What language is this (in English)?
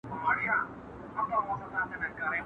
Pashto